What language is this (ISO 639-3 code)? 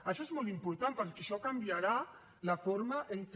cat